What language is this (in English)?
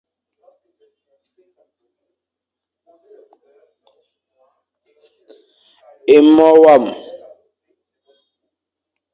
Fang